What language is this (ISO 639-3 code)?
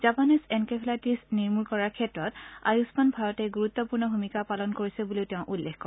asm